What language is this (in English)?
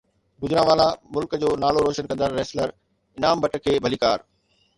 Sindhi